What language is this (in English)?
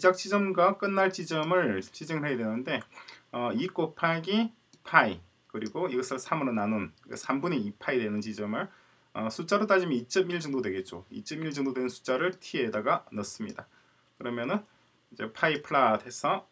Korean